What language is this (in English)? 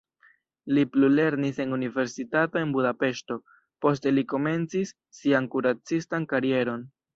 Esperanto